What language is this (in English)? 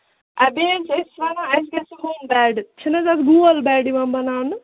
Kashmiri